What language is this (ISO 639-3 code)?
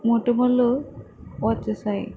tel